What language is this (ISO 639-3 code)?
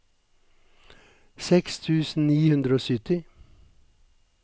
nor